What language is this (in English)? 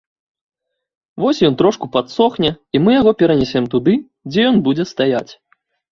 Belarusian